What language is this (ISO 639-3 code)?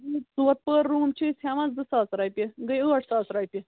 kas